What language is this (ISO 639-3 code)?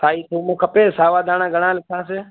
snd